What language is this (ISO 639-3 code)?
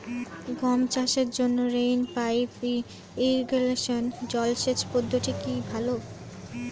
ben